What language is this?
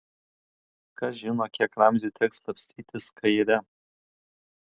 Lithuanian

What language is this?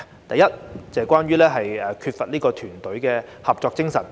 Cantonese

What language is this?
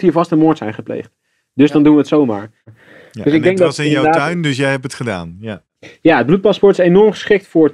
Dutch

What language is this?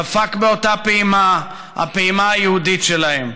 Hebrew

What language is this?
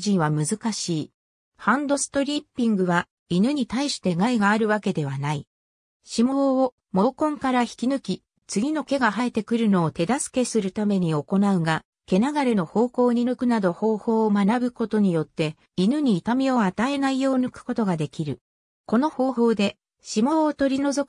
Japanese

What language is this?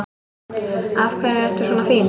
Icelandic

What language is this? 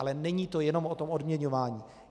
Czech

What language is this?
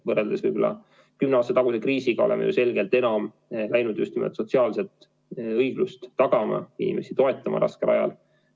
Estonian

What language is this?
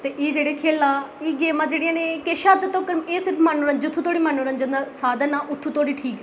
Dogri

